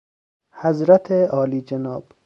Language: Persian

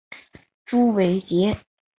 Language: Chinese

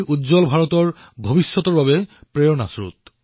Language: Assamese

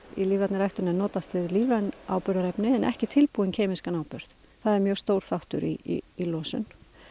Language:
Icelandic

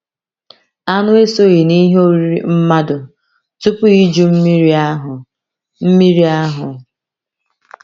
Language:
Igbo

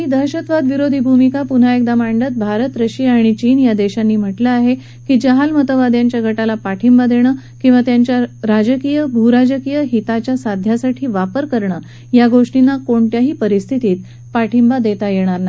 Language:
Marathi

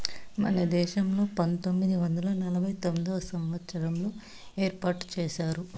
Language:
Telugu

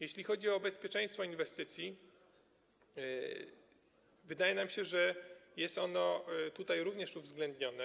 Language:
Polish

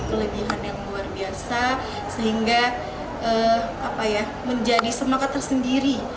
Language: Indonesian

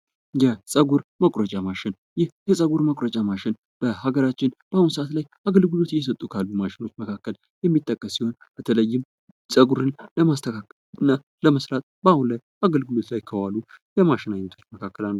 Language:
Amharic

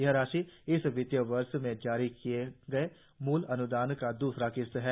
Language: Hindi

